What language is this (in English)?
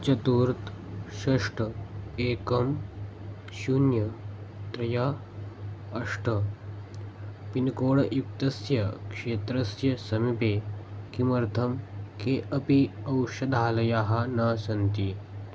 Sanskrit